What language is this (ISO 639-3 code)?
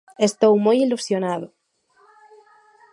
glg